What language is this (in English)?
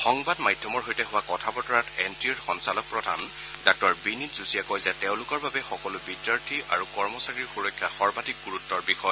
Assamese